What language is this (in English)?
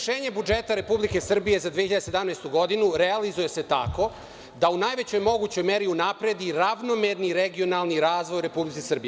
Serbian